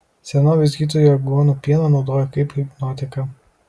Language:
Lithuanian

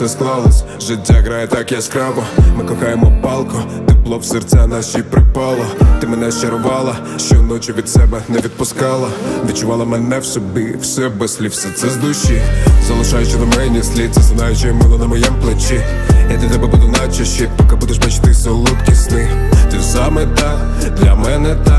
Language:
Ukrainian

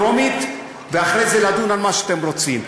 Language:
Hebrew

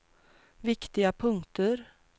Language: Swedish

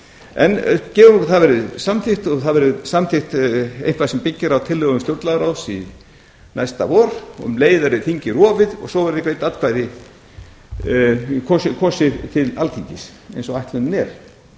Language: Icelandic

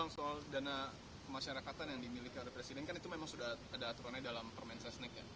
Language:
Indonesian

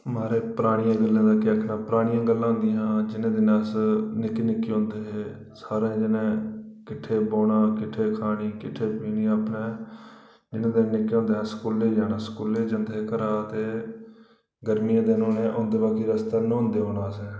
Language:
Dogri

